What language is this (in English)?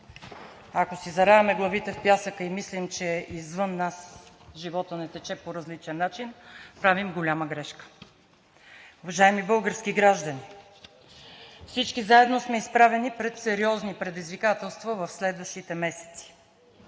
Bulgarian